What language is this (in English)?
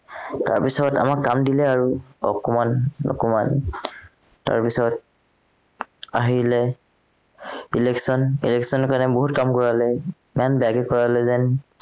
Assamese